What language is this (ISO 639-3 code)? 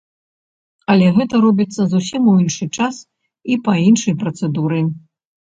bel